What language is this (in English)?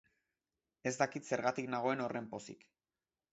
Basque